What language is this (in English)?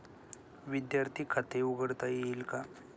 Marathi